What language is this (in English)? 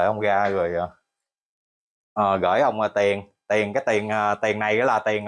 Vietnamese